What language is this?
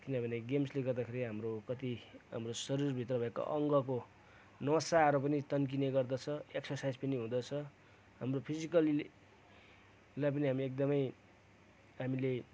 Nepali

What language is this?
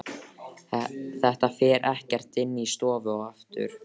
Icelandic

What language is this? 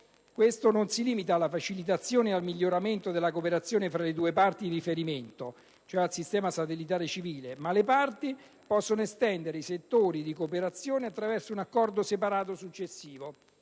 Italian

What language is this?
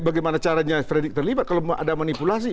Indonesian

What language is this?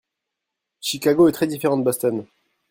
French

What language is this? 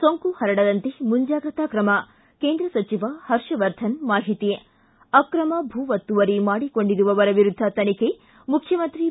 Kannada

